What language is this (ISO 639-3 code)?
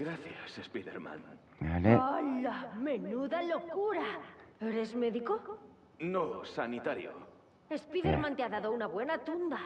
spa